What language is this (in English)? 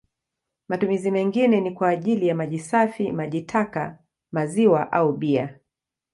Swahili